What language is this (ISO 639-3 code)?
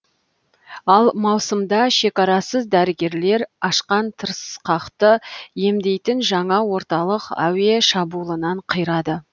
kaz